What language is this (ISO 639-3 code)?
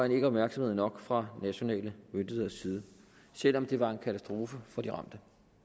dan